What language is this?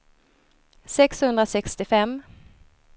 Swedish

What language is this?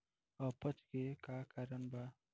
Bhojpuri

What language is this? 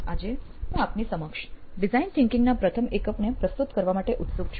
Gujarati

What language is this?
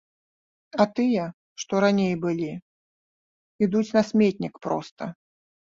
Belarusian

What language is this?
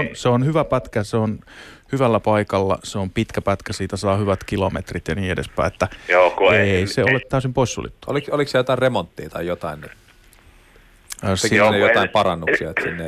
Finnish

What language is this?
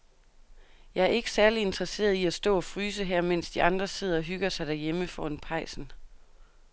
Danish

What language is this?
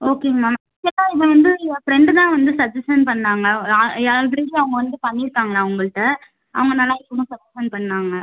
Tamil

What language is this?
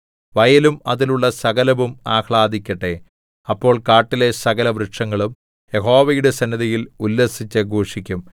Malayalam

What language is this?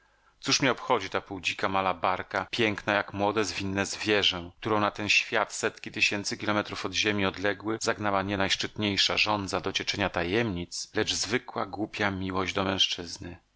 Polish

